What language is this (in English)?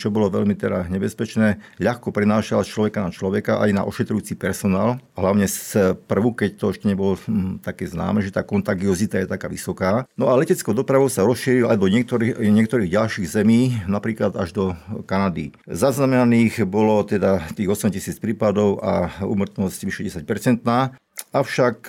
Slovak